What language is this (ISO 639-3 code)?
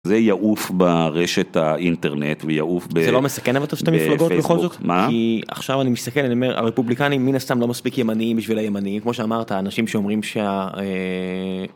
heb